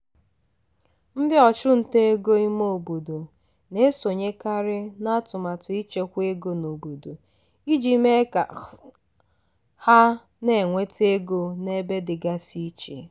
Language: Igbo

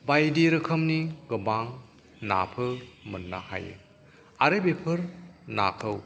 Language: Bodo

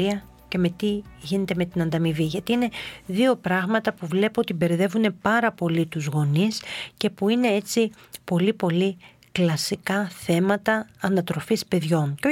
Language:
Greek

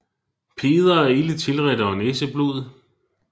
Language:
Danish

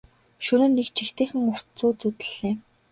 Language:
Mongolian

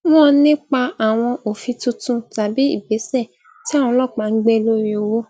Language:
Yoruba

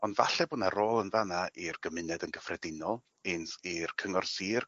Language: Welsh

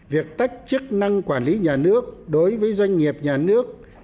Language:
Vietnamese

